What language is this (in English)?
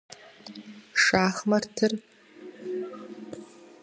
Kabardian